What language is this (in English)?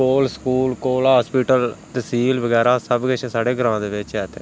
Dogri